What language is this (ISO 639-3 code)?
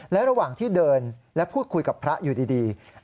tha